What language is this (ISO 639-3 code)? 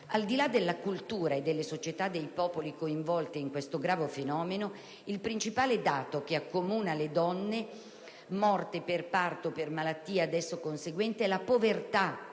ita